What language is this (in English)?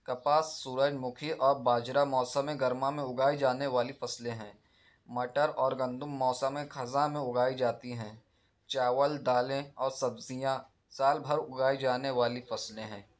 Urdu